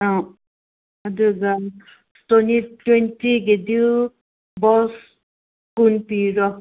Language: Manipuri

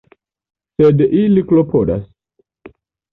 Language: Esperanto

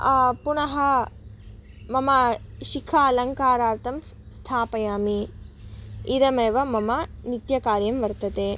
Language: Sanskrit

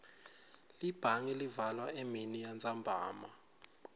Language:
Swati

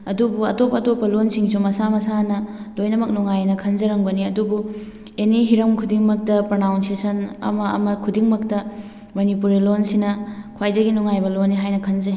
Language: Manipuri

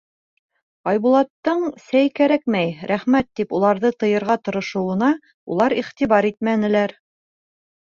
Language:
Bashkir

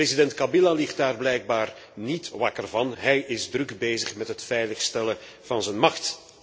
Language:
Dutch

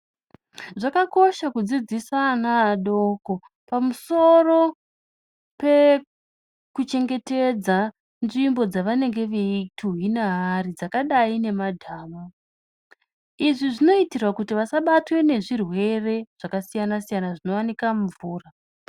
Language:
Ndau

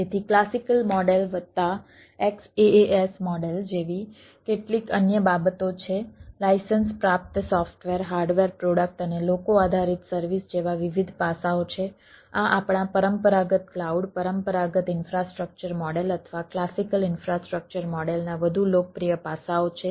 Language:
Gujarati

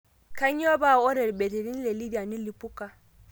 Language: Masai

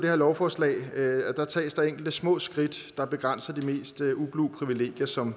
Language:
Danish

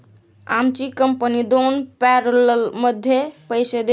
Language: Marathi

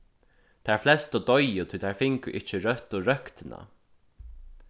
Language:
Faroese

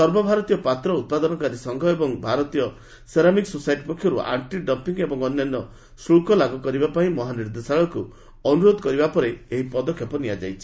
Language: Odia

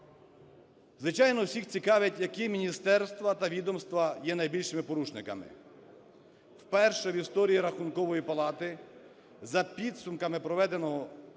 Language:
Ukrainian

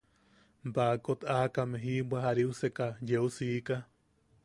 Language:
Yaqui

